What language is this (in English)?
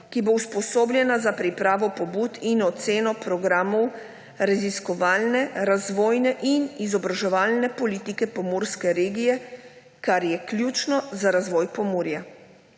Slovenian